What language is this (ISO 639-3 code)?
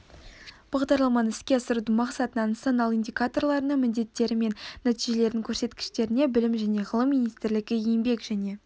kaz